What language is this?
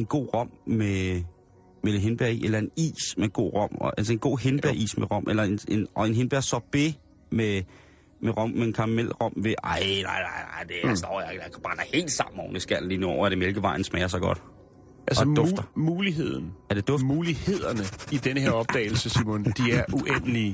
Danish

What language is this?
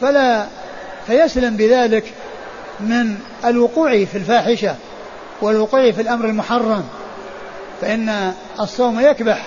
Arabic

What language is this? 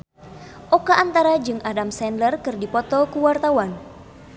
Sundanese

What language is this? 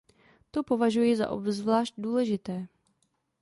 Czech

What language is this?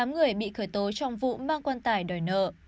Vietnamese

